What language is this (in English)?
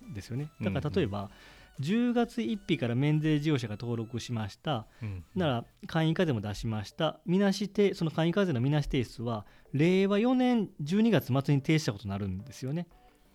Japanese